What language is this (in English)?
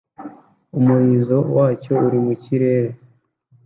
Kinyarwanda